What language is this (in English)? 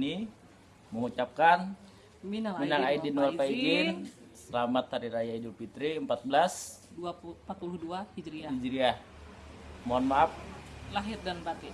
Indonesian